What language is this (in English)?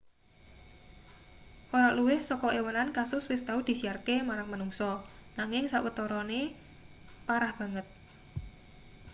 Javanese